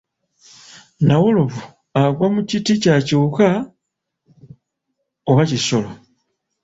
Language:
Ganda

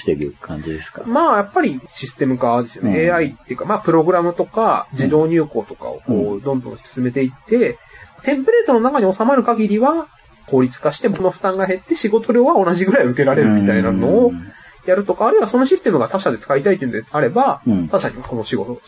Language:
Japanese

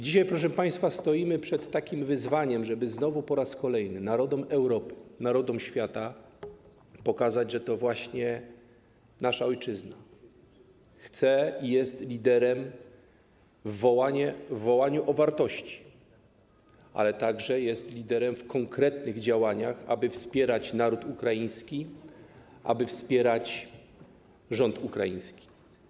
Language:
Polish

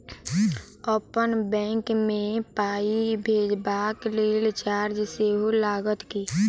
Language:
Maithili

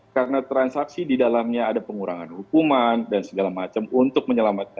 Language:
Indonesian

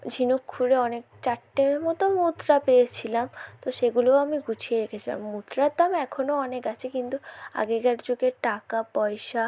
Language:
Bangla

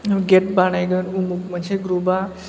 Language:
Bodo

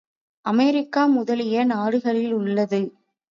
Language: Tamil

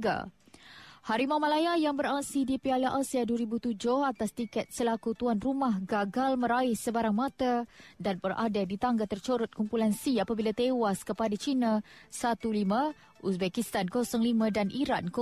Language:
Malay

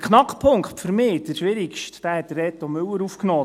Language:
Swiss German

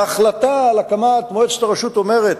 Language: Hebrew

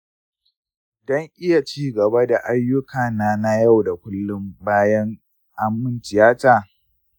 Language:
Hausa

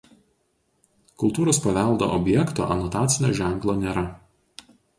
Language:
Lithuanian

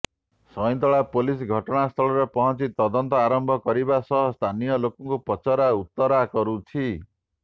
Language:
Odia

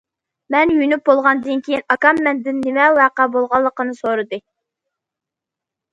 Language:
Uyghur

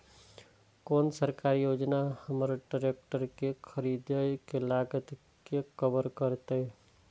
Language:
Maithili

